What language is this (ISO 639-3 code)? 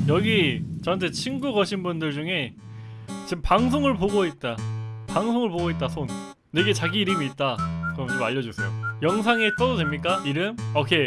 kor